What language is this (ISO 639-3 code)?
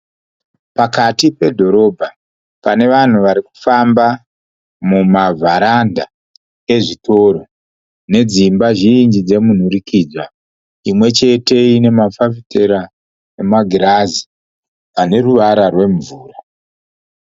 sna